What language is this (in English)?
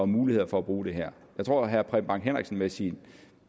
Danish